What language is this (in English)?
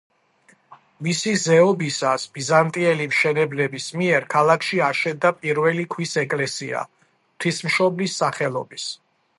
Georgian